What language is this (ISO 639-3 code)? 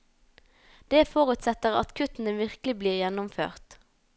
nor